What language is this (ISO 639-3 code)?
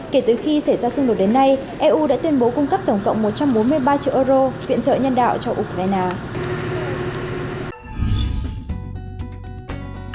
vie